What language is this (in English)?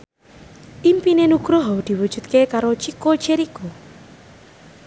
Javanese